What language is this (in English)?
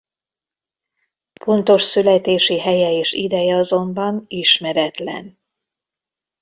Hungarian